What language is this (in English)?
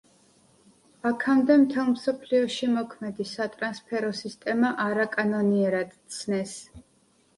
Georgian